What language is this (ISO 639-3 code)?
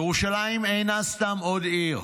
heb